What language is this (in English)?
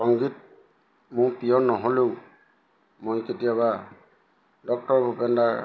Assamese